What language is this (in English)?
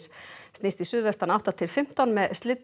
Icelandic